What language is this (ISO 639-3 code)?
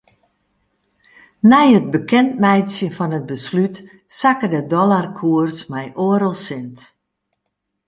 fry